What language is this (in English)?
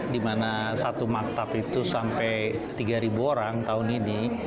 Indonesian